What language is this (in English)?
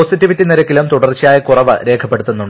Malayalam